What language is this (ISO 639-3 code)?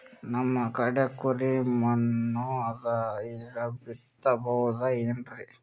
kan